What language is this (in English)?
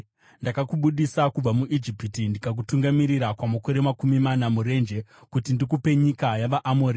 Shona